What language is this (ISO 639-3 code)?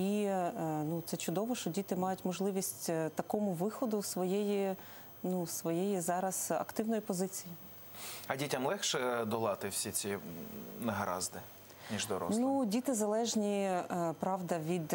ukr